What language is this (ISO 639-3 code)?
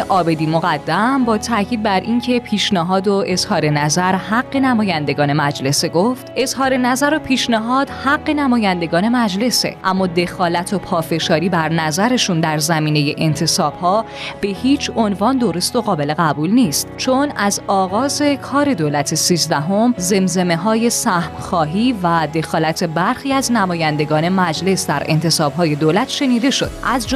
fas